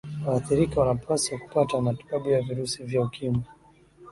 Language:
Swahili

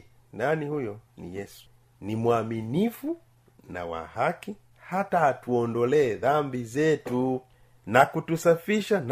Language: Swahili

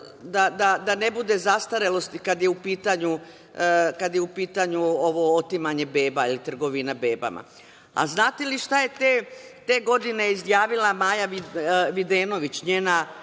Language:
Serbian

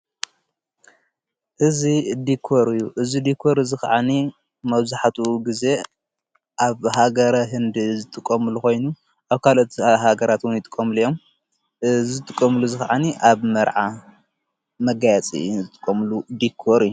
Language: Tigrinya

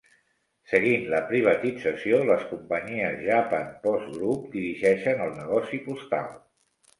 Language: Catalan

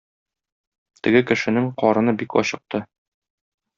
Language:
Tatar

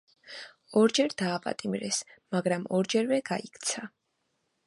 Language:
Georgian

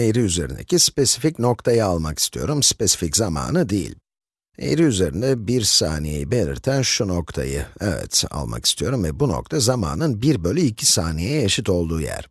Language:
Turkish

